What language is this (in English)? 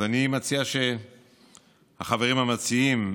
Hebrew